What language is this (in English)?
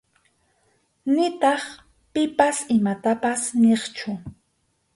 Arequipa-La Unión Quechua